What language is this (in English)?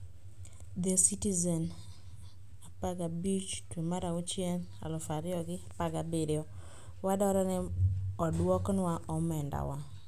Luo (Kenya and Tanzania)